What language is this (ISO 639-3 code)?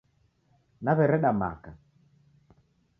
dav